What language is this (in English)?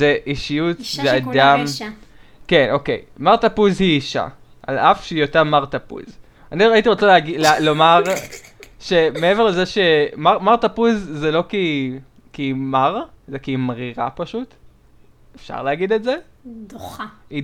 Hebrew